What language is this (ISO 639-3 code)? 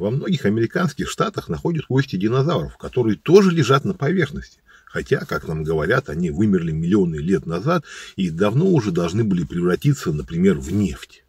rus